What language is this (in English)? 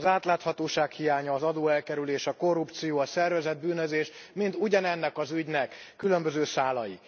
Hungarian